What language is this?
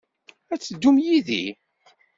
Kabyle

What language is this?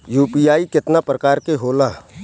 Bhojpuri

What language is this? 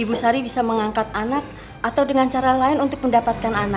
Indonesian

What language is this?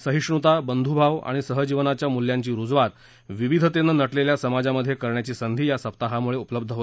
Marathi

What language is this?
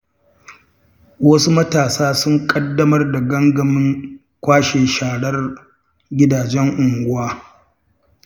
Hausa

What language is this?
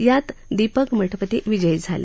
Marathi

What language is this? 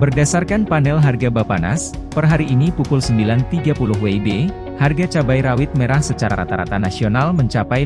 Indonesian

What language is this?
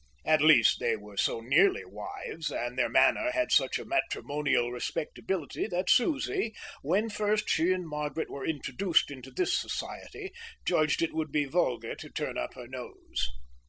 English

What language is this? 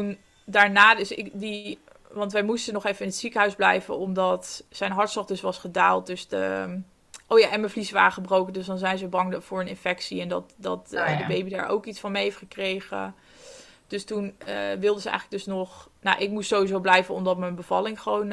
Dutch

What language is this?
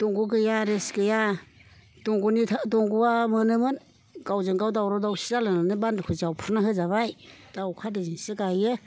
Bodo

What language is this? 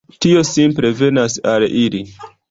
Esperanto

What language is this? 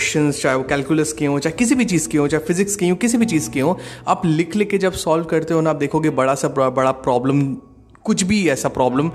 Hindi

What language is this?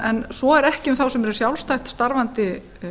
Icelandic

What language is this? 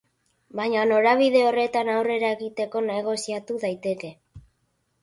Basque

